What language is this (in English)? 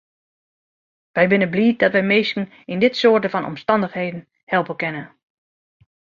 Western Frisian